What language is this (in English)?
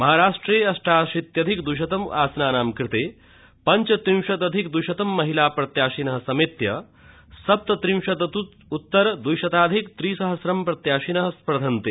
Sanskrit